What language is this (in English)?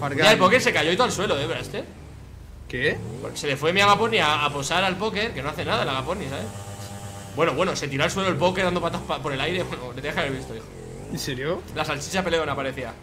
Spanish